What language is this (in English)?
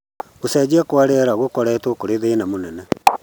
Kikuyu